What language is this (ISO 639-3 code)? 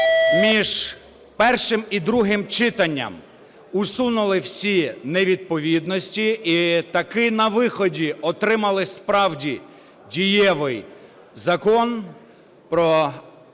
ukr